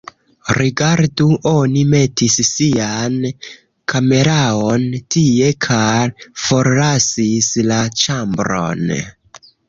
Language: Esperanto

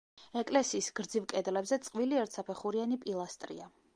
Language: Georgian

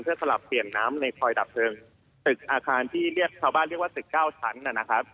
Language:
Thai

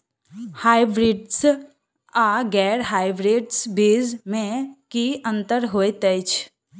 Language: Maithili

